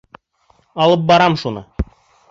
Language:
Bashkir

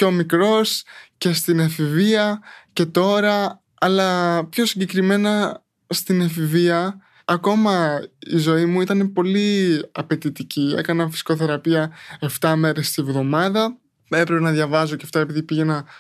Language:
Greek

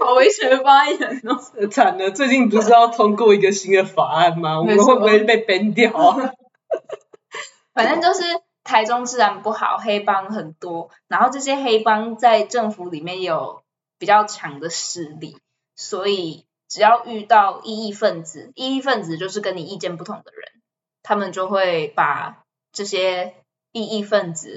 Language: Chinese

